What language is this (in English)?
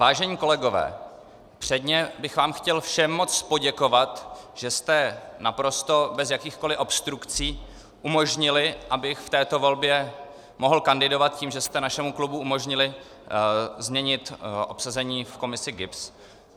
Czech